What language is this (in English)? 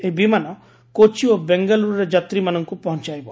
Odia